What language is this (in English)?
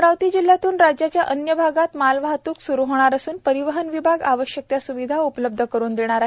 Marathi